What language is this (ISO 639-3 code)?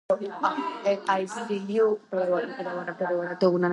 kat